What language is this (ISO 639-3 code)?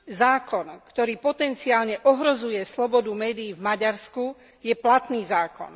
slk